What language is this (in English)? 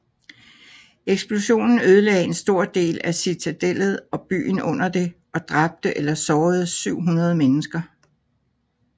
Danish